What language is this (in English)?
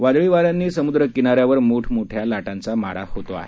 Marathi